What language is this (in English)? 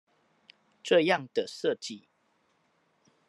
Chinese